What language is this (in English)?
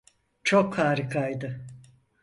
Turkish